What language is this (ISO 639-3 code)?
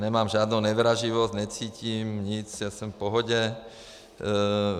ces